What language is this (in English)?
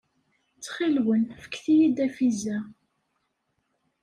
Kabyle